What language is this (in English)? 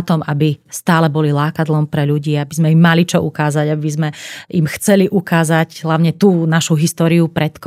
Slovak